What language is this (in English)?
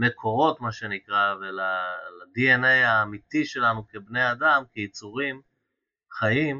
Hebrew